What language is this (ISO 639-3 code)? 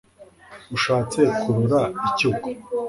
kin